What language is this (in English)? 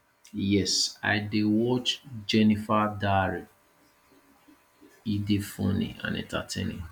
Nigerian Pidgin